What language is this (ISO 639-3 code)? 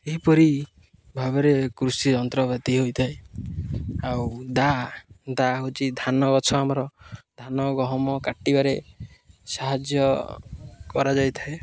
ori